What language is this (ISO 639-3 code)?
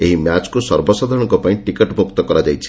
ori